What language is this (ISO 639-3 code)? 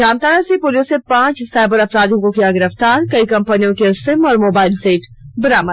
hin